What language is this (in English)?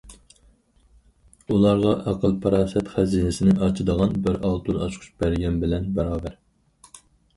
Uyghur